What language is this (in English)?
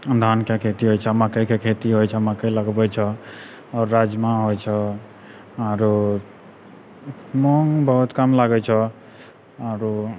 Maithili